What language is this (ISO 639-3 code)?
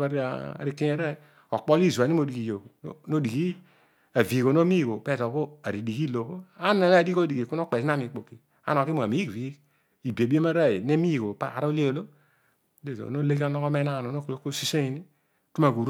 odu